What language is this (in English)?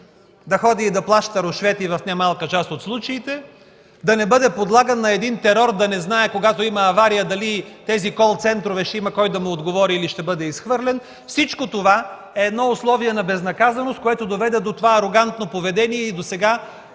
Bulgarian